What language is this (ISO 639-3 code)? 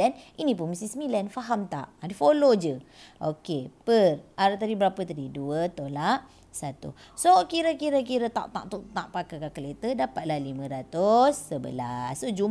msa